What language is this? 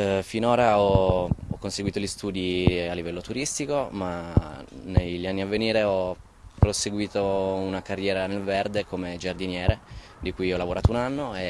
Italian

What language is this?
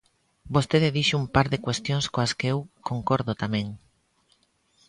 Galician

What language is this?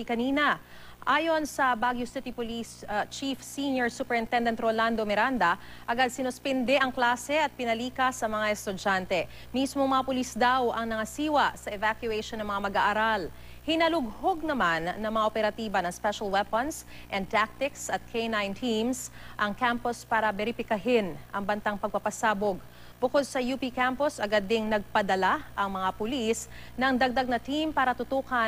Filipino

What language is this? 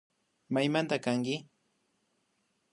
Imbabura Highland Quichua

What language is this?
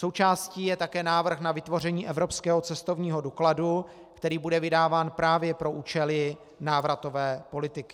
Czech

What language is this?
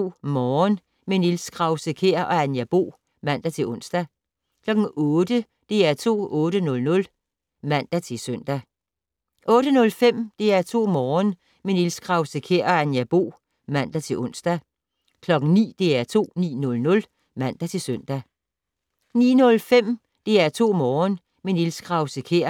Danish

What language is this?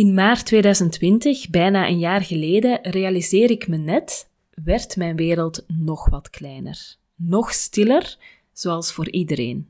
Dutch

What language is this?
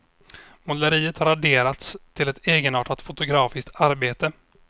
Swedish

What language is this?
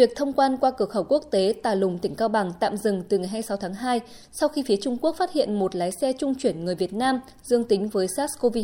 Vietnamese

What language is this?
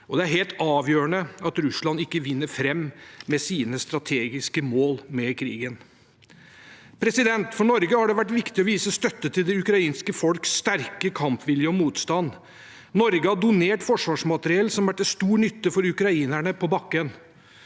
Norwegian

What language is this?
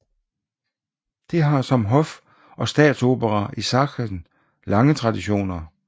Danish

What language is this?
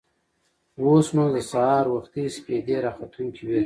Pashto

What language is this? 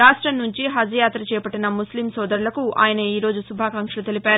Telugu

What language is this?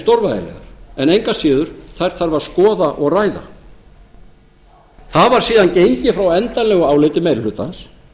Icelandic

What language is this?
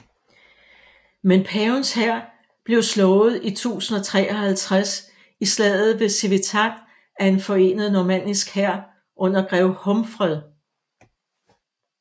Danish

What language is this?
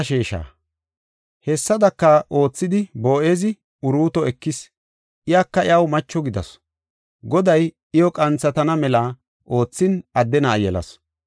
Gofa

